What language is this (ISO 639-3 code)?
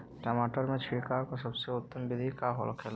bho